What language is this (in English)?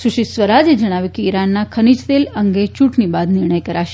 Gujarati